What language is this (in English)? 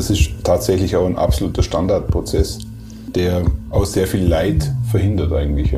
German